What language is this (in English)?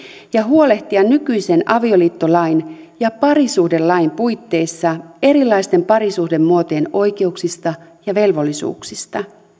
Finnish